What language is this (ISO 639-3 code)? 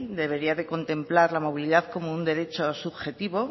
spa